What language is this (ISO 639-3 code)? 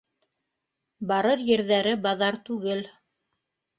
bak